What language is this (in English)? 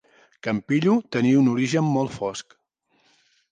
Catalan